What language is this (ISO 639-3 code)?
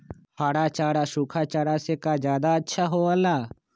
mag